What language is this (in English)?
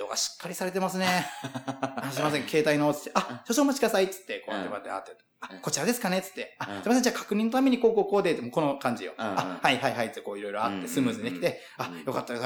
Japanese